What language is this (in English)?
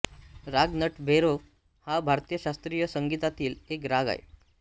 Marathi